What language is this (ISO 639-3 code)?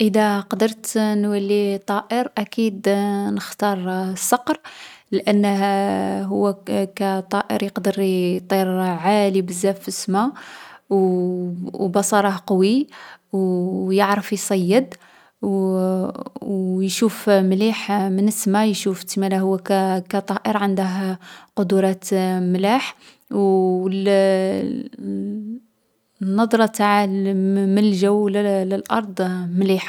arq